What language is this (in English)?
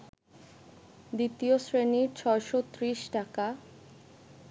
Bangla